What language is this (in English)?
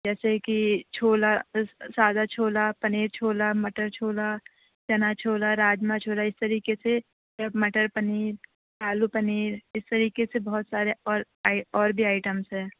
Urdu